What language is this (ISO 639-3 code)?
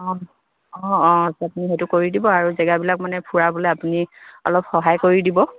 asm